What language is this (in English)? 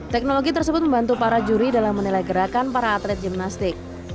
Indonesian